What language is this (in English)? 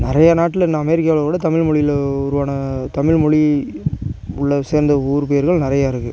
Tamil